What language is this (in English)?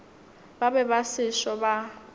Northern Sotho